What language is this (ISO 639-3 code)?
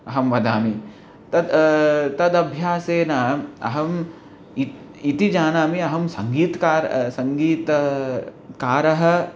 san